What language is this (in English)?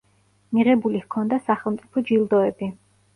Georgian